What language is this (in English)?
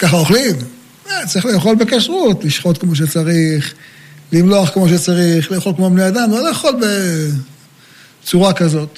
Hebrew